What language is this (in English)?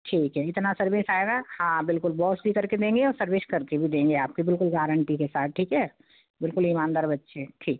Hindi